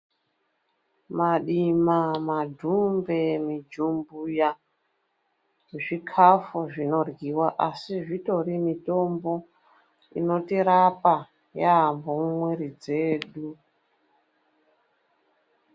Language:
Ndau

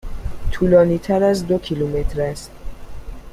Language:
Persian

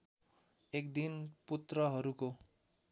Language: Nepali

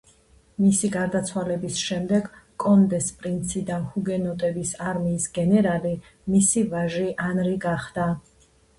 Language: Georgian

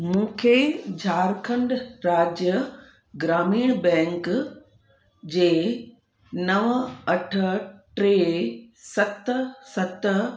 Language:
Sindhi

